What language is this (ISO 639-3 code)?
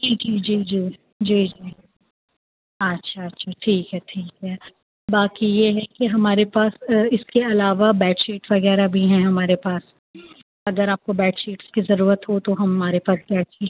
urd